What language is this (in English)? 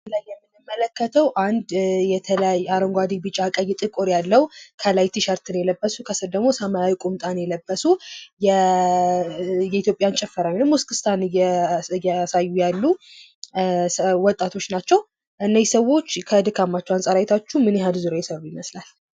Amharic